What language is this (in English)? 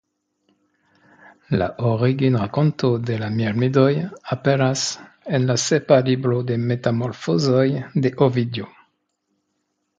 Esperanto